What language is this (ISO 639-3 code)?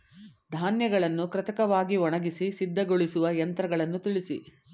kan